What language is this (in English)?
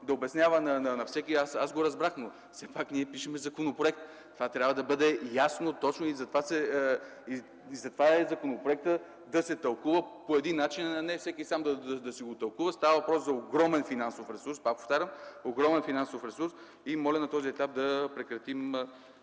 Bulgarian